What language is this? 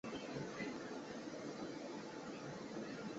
Chinese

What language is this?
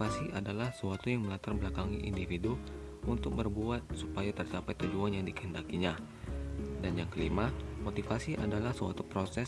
Indonesian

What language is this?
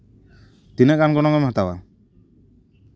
Santali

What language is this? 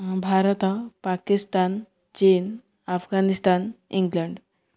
Odia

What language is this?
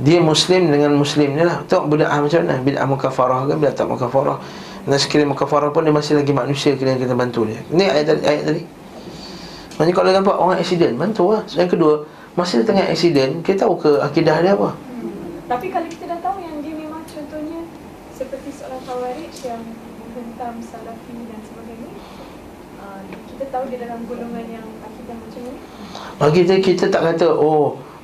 Malay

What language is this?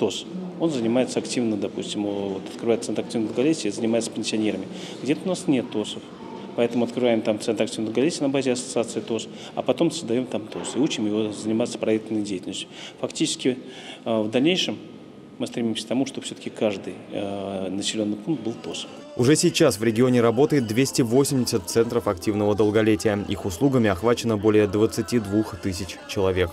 Russian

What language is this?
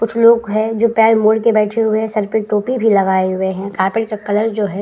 Hindi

